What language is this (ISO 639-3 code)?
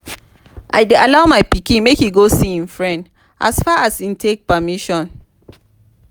pcm